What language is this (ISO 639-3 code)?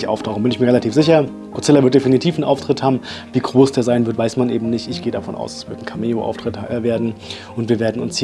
deu